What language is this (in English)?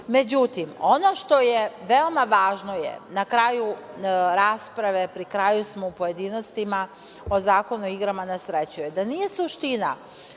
Serbian